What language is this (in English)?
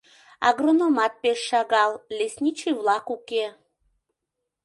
Mari